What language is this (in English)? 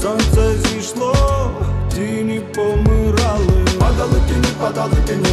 Ukrainian